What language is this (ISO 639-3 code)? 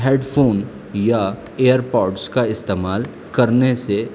urd